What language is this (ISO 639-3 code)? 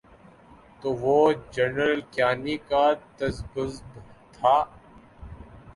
urd